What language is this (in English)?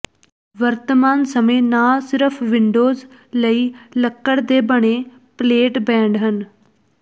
Punjabi